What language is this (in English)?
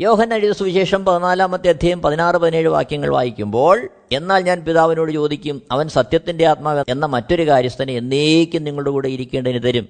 Malayalam